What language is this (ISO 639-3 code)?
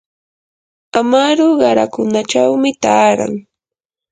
qur